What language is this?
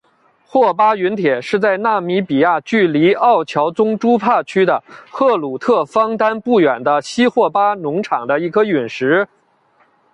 Chinese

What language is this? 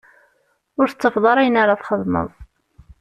Kabyle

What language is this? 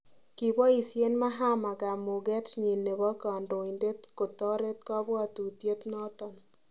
Kalenjin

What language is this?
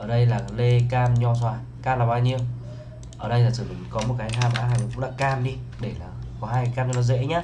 Vietnamese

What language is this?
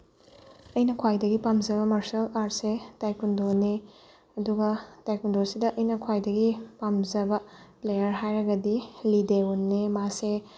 Manipuri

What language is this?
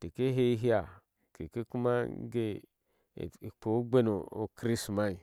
Ashe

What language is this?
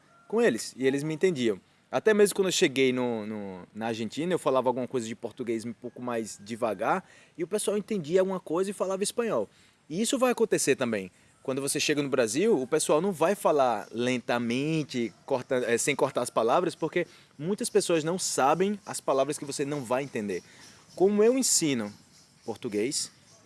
Portuguese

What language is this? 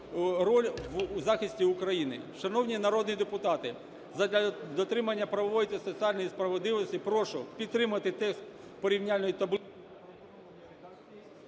Ukrainian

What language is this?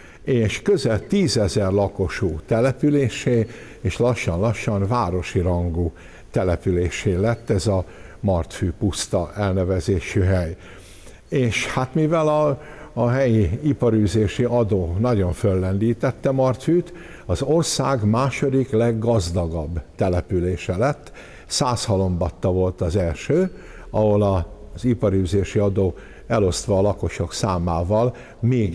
Hungarian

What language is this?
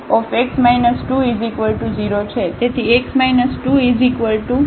Gujarati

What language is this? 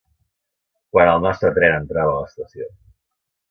Catalan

